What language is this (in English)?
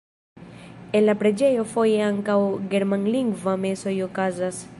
Esperanto